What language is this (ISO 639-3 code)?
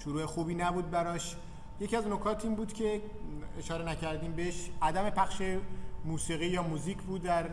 fas